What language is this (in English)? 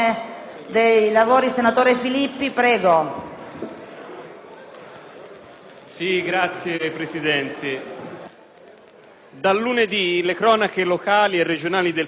Italian